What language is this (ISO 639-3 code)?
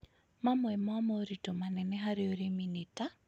kik